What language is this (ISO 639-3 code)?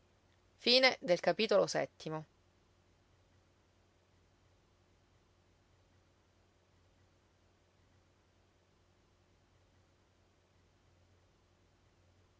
ita